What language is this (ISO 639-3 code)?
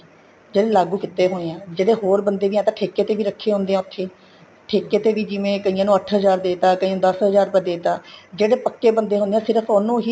pan